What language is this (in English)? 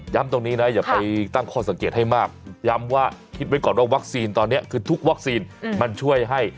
Thai